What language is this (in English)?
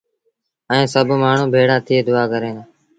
Sindhi Bhil